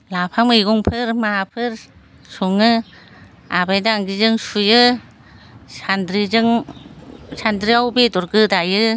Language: Bodo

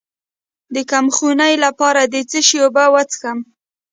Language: Pashto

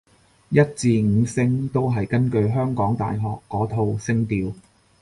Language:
Cantonese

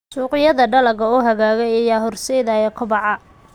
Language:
Somali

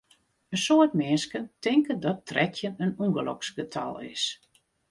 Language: Western Frisian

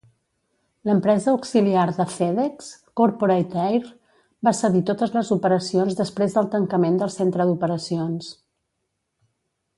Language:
Catalan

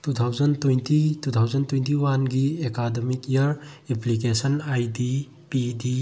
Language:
Manipuri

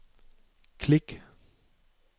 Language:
Danish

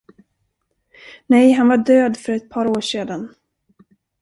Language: Swedish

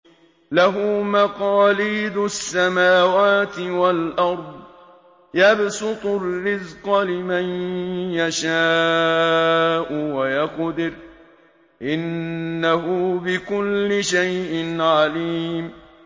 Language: Arabic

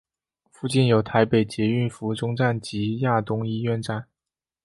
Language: Chinese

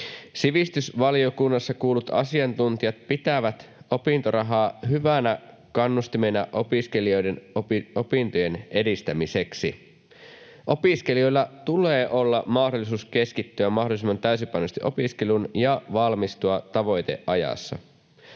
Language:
Finnish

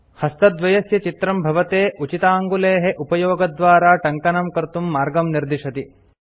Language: Sanskrit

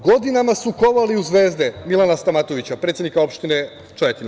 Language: Serbian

